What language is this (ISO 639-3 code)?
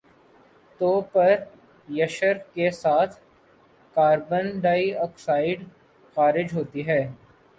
urd